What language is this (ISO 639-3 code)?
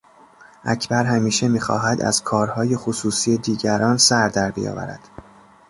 fas